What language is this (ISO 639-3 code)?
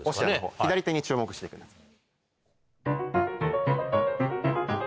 jpn